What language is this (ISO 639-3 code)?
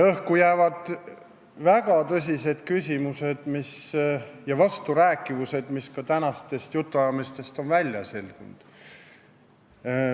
est